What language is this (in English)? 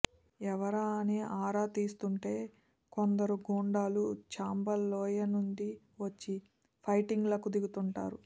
Telugu